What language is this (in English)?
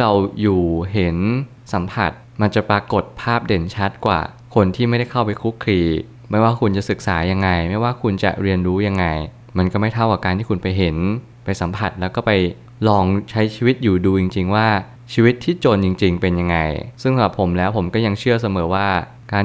Thai